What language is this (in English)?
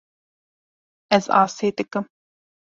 Kurdish